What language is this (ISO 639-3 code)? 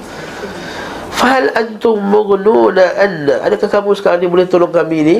msa